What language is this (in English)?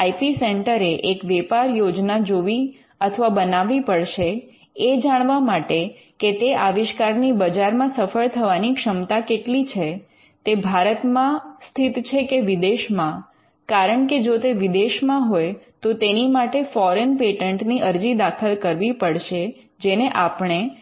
Gujarati